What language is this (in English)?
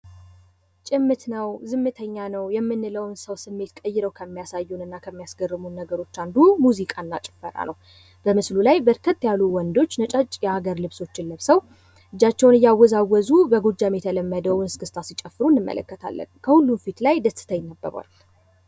Amharic